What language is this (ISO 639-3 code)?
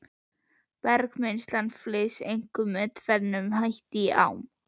isl